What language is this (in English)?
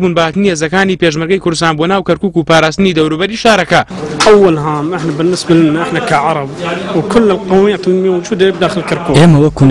Arabic